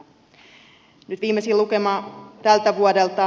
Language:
Finnish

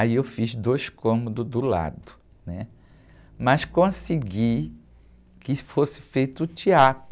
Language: Portuguese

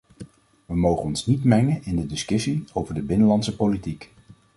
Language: Dutch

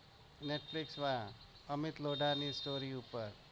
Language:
Gujarati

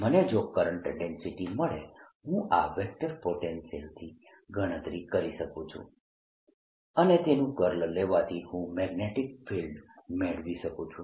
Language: Gujarati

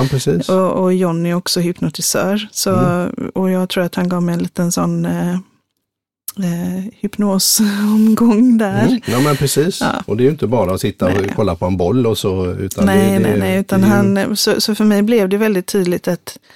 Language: Swedish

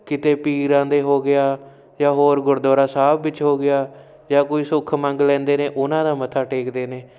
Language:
Punjabi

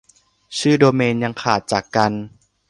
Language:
Thai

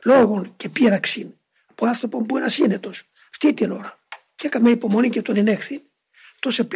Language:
Greek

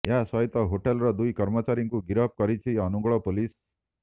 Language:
Odia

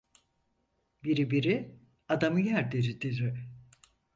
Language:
Turkish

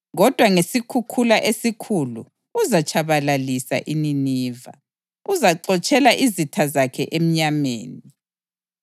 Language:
North Ndebele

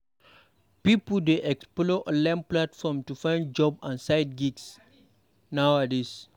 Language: Nigerian Pidgin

